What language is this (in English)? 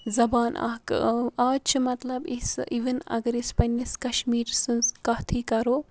Kashmiri